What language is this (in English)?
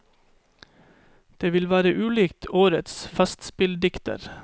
Norwegian